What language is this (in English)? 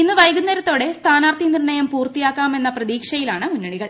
Malayalam